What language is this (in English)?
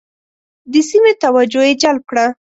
Pashto